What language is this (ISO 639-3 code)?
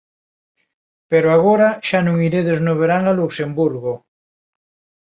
glg